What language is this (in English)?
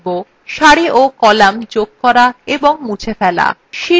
Bangla